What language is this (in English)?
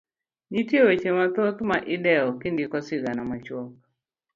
Luo (Kenya and Tanzania)